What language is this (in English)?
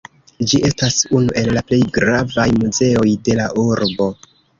Esperanto